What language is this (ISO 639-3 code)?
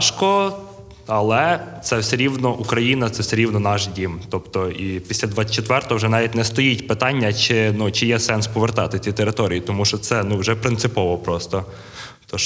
ukr